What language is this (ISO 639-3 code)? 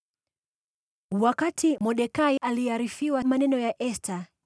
swa